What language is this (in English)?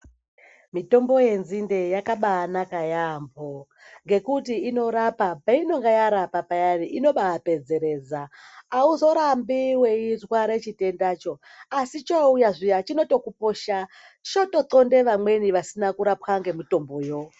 Ndau